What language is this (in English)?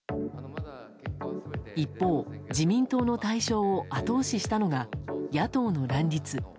Japanese